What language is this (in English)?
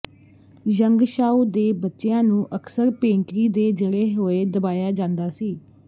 Punjabi